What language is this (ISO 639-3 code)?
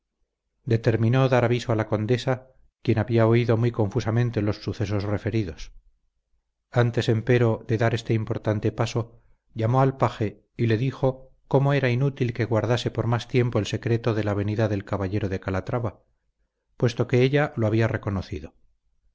spa